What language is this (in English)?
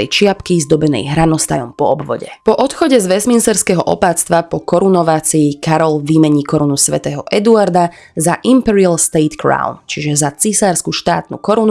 Slovak